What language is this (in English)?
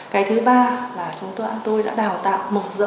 Vietnamese